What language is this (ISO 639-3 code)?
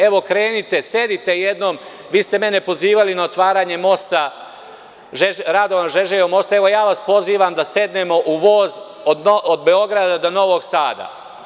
srp